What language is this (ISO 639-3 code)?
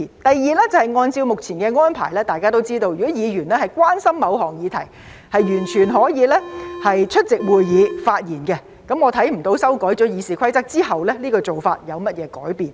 yue